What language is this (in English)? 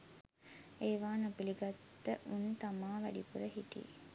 Sinhala